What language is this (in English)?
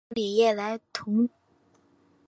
Chinese